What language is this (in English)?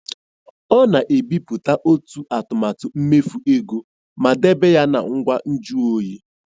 Igbo